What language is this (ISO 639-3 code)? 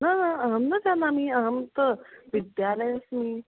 san